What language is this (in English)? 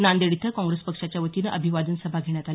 Marathi